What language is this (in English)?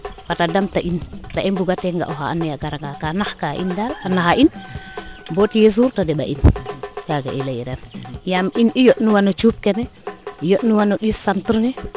Serer